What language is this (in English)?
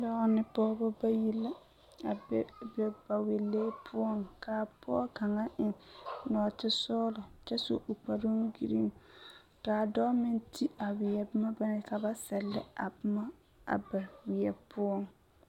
Southern Dagaare